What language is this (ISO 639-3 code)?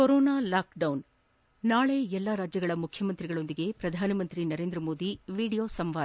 kan